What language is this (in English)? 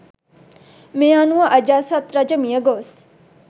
Sinhala